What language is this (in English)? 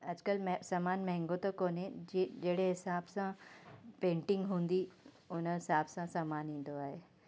Sindhi